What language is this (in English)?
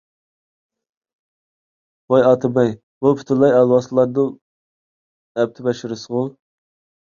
Uyghur